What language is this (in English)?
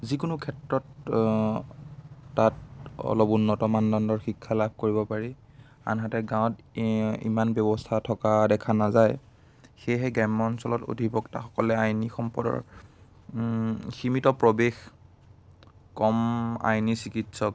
Assamese